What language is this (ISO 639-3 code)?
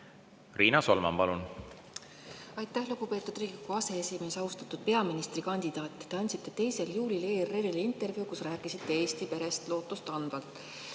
est